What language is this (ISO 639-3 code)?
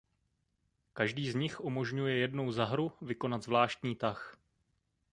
ces